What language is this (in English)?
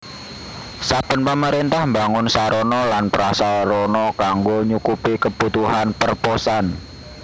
Javanese